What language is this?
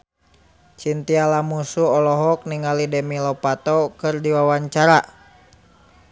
Sundanese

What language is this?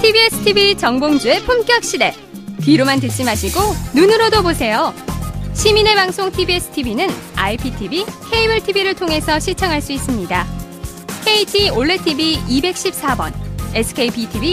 Korean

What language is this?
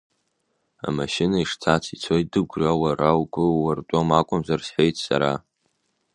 Abkhazian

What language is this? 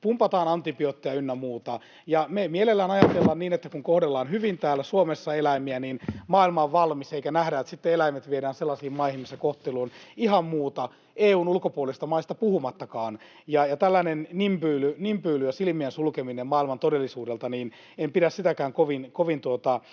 Finnish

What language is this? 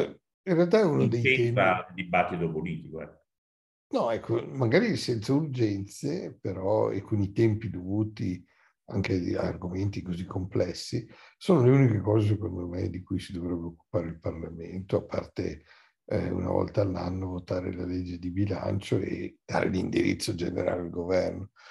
Italian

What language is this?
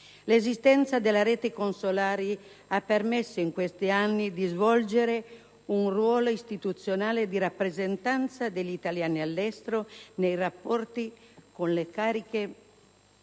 Italian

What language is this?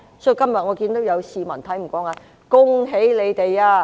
Cantonese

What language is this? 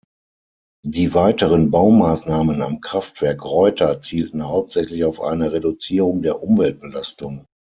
German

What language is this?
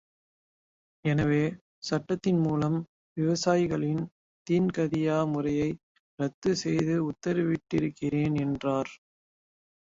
Tamil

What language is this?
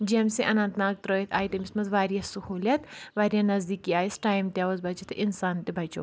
Kashmiri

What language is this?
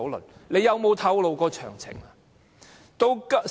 Cantonese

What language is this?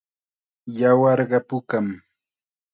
Chiquián Ancash Quechua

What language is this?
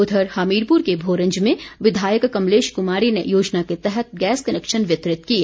Hindi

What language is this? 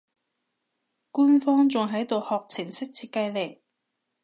Cantonese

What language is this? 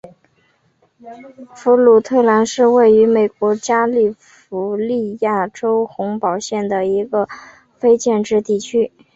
Chinese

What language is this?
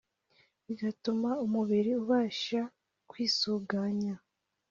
Kinyarwanda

